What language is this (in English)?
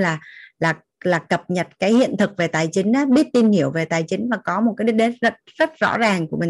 Vietnamese